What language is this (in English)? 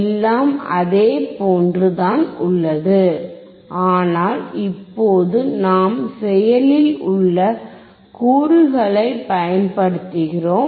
Tamil